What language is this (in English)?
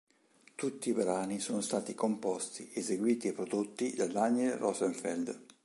Italian